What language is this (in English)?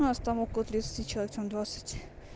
Russian